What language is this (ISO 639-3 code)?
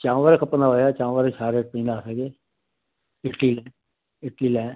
snd